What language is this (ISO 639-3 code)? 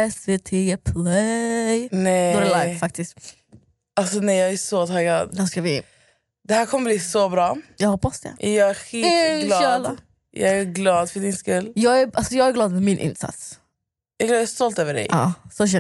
swe